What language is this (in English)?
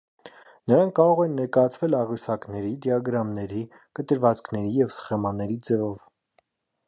Armenian